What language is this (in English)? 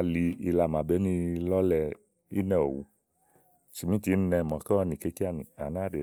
Igo